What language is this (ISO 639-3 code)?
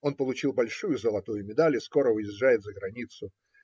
rus